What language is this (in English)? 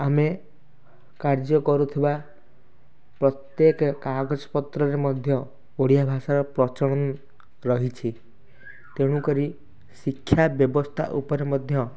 Odia